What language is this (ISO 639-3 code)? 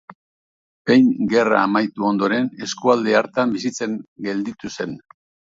eus